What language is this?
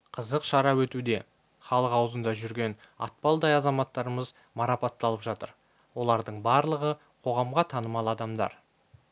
Kazakh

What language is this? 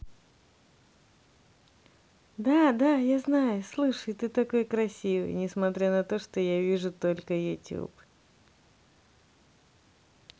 Russian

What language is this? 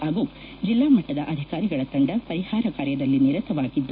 Kannada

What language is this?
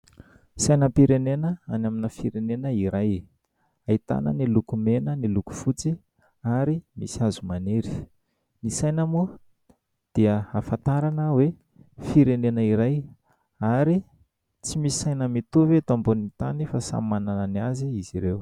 Malagasy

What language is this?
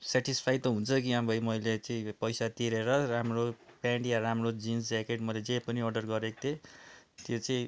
Nepali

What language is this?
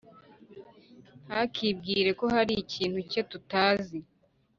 Kinyarwanda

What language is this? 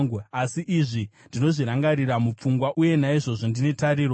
Shona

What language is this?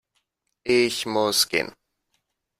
German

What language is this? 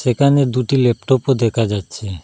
Bangla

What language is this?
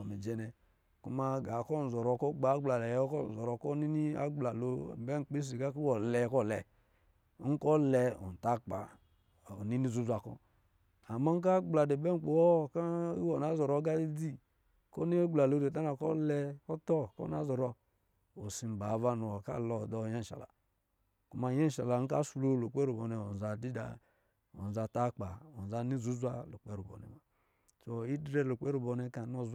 Lijili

